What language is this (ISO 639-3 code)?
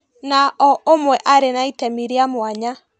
kik